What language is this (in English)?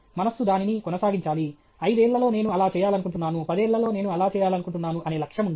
Telugu